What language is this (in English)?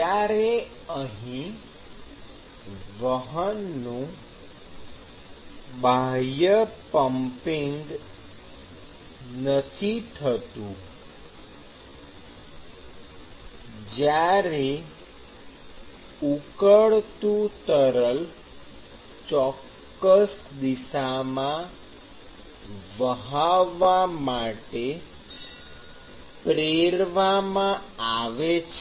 Gujarati